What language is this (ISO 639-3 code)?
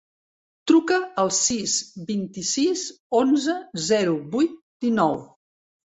cat